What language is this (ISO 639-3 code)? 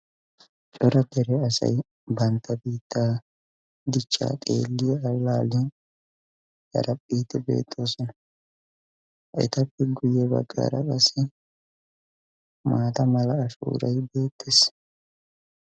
wal